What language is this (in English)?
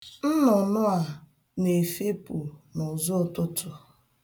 Igbo